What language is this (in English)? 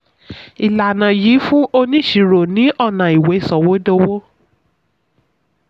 Yoruba